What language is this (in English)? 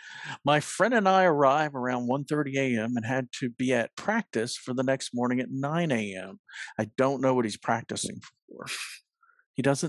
English